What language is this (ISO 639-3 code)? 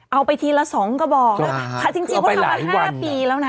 tha